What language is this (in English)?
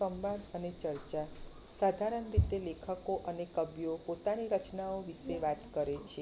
Gujarati